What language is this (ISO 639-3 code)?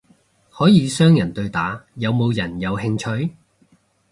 yue